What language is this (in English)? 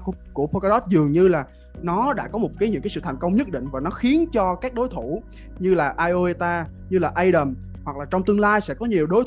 Vietnamese